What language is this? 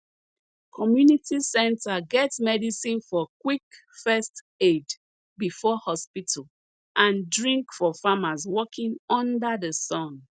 Nigerian Pidgin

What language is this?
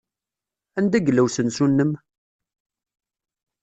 Kabyle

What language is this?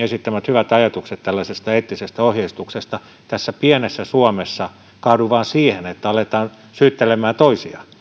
Finnish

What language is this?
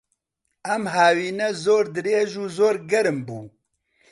Central Kurdish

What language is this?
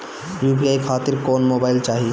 Bhojpuri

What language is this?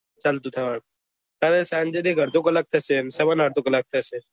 Gujarati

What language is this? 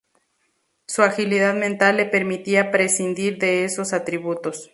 Spanish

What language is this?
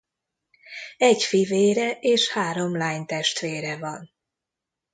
Hungarian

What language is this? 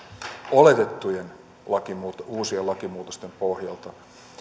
Finnish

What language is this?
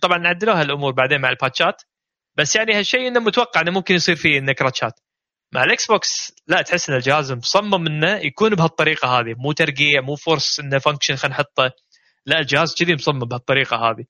Arabic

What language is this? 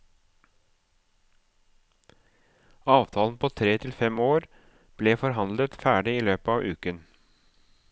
Norwegian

